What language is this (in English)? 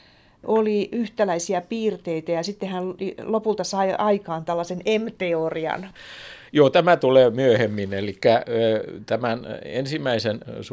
Finnish